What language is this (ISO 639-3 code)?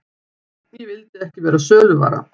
isl